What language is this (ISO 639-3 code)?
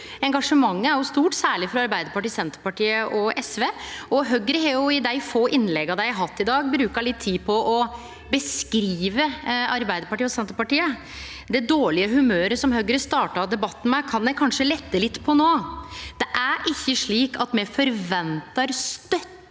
nor